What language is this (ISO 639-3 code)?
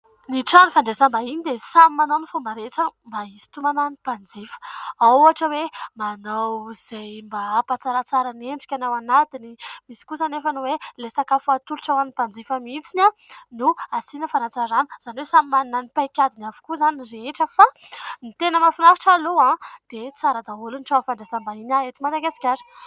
mlg